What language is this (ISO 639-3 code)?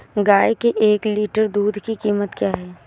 hin